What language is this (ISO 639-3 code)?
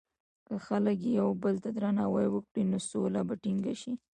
pus